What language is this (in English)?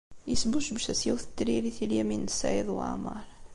Kabyle